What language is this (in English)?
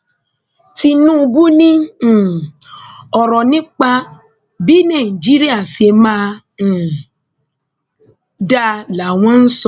Yoruba